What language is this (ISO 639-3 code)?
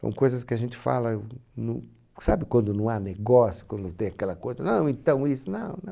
por